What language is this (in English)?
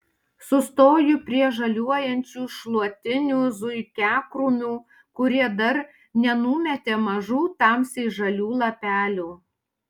Lithuanian